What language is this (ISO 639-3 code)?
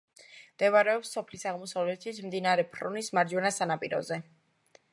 kat